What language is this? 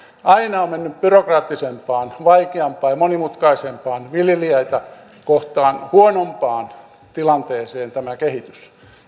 Finnish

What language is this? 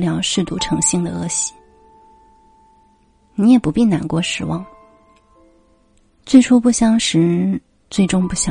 Chinese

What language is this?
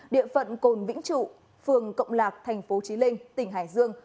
Vietnamese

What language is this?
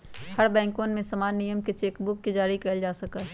Magahi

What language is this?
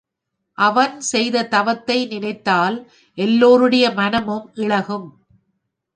Tamil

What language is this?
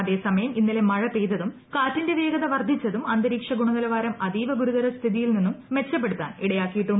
Malayalam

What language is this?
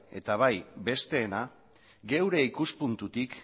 Basque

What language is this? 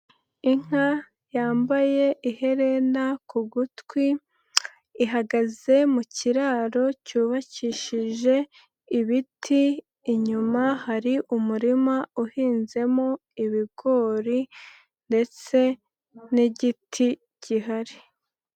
Kinyarwanda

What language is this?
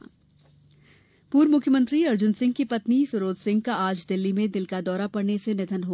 Hindi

